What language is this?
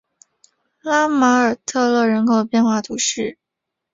Chinese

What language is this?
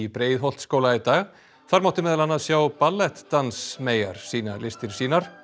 Icelandic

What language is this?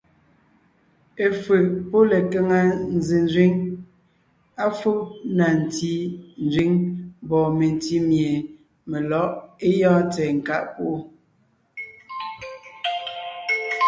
Ngiemboon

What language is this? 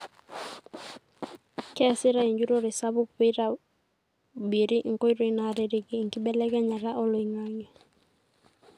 Masai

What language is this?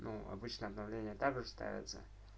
Russian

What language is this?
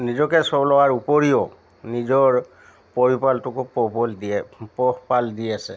Assamese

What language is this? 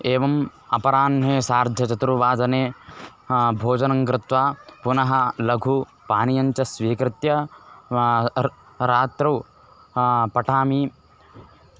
Sanskrit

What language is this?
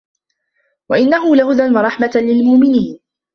Arabic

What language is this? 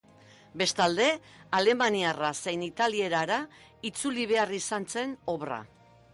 Basque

